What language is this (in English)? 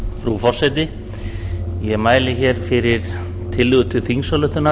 Icelandic